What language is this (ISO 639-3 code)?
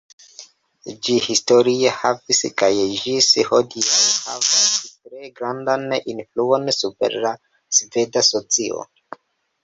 epo